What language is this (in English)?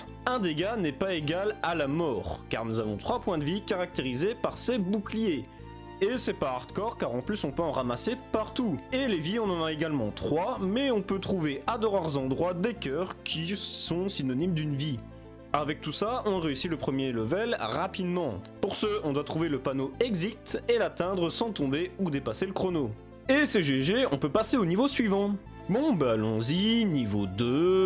French